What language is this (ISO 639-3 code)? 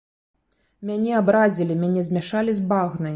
bel